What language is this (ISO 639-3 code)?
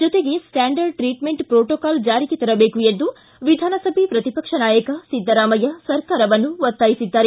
kan